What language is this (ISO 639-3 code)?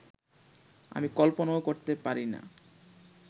ben